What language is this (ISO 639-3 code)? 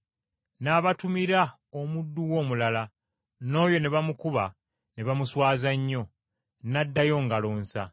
lug